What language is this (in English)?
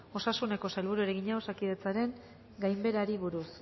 Basque